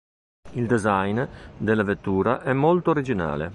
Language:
Italian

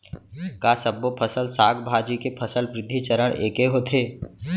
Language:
Chhattisgarhi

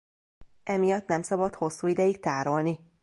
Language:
Hungarian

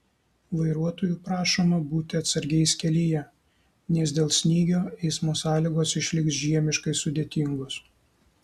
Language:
Lithuanian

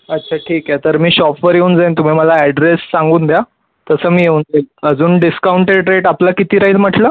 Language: Marathi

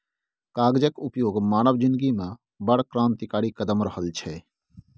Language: Maithili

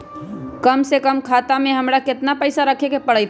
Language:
Magahi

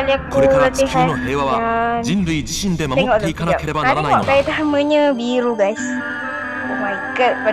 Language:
Malay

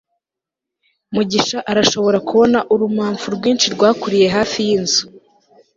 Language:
Kinyarwanda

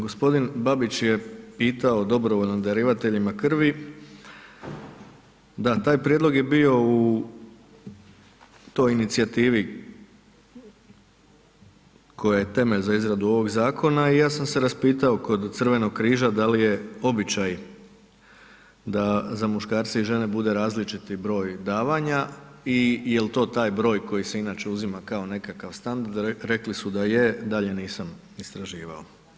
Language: Croatian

